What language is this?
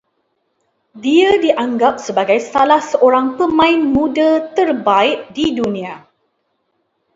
Malay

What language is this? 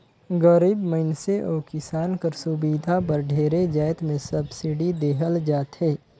Chhattisgarhi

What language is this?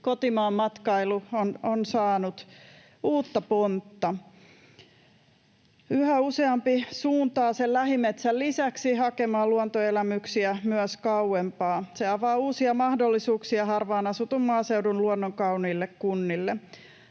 Finnish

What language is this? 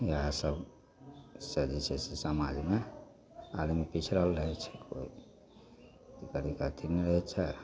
Maithili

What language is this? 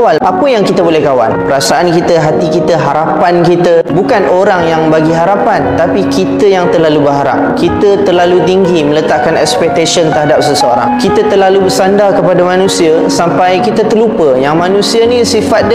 Malay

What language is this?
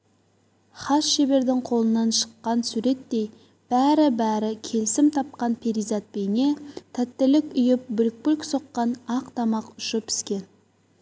Kazakh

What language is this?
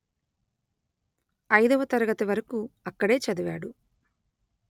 Telugu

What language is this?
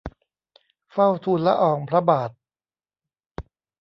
Thai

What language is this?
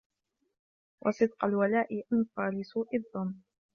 Arabic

